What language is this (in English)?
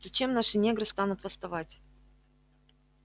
Russian